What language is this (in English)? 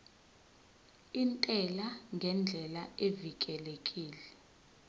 Zulu